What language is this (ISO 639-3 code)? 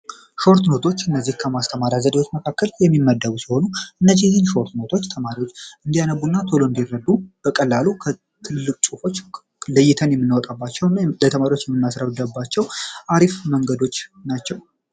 amh